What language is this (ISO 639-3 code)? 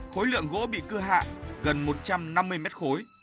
vie